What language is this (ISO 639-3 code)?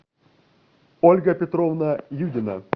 rus